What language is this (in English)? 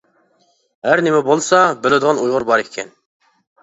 Uyghur